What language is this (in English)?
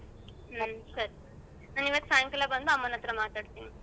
Kannada